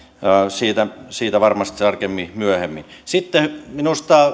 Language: Finnish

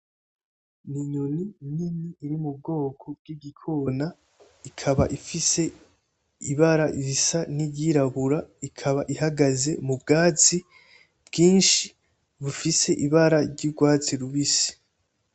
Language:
Rundi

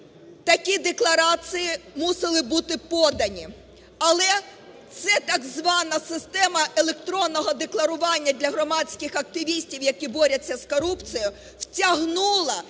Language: Ukrainian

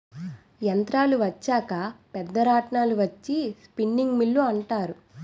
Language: Telugu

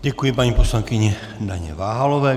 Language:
Czech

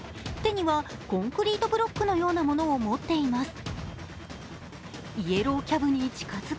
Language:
Japanese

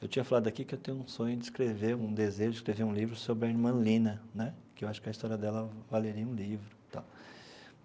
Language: Portuguese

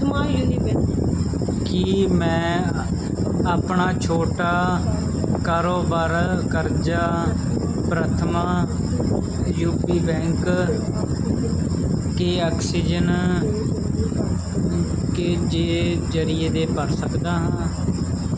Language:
Punjabi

